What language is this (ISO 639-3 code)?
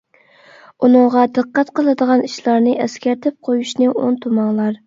uig